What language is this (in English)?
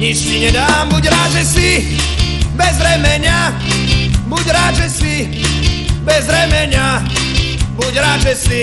Slovak